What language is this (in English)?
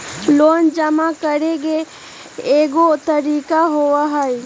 Magahi